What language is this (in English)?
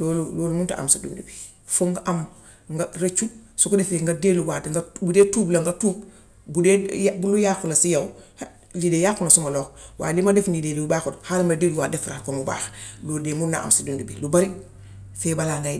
Gambian Wolof